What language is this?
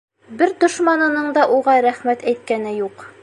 Bashkir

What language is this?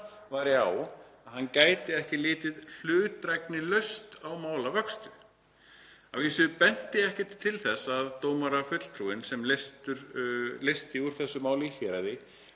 Icelandic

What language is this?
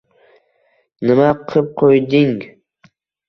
Uzbek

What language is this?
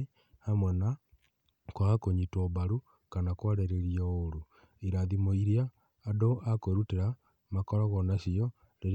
Kikuyu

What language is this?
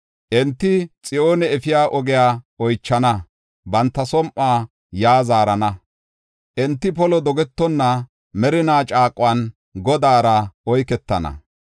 Gofa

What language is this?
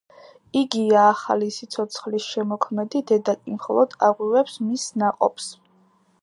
Georgian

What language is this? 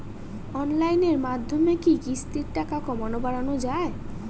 Bangla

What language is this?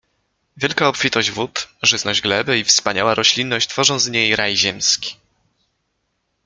Polish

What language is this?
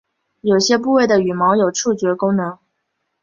Chinese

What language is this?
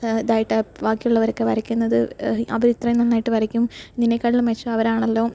Malayalam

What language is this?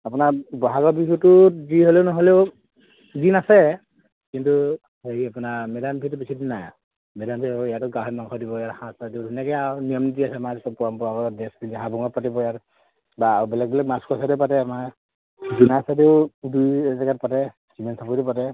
Assamese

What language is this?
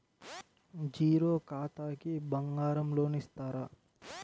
Telugu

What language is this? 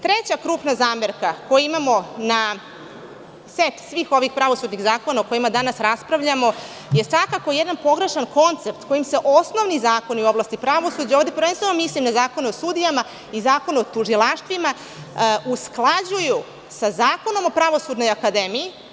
Serbian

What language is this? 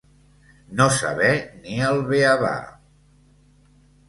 Catalan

